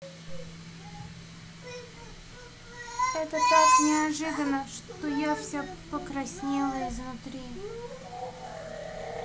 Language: Russian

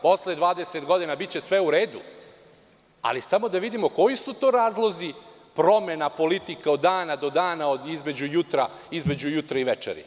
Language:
Serbian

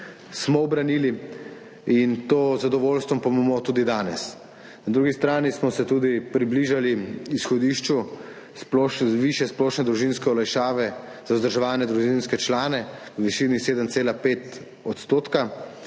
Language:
Slovenian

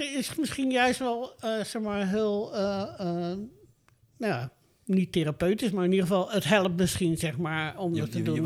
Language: Dutch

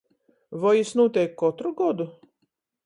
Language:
Latgalian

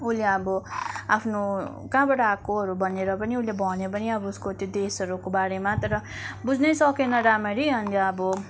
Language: Nepali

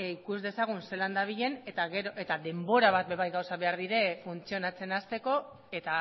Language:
Basque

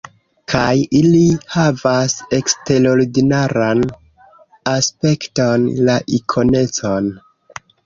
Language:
Esperanto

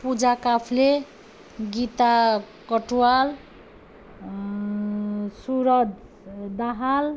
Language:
Nepali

